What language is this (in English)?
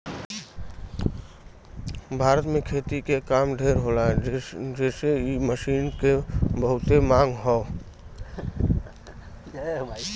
Bhojpuri